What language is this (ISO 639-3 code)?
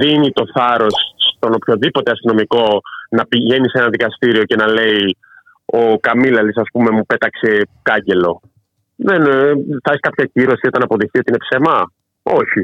ell